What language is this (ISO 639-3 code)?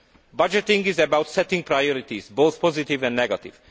eng